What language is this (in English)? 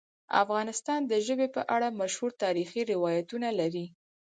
Pashto